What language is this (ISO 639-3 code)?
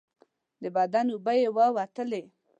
pus